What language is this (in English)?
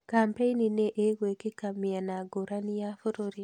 Kikuyu